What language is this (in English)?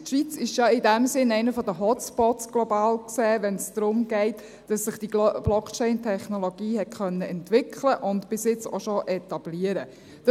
Swiss German